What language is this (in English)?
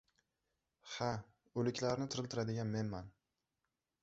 Uzbek